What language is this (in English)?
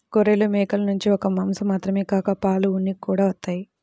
Telugu